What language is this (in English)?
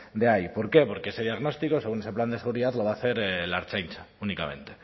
Spanish